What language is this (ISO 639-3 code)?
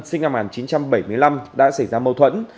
vie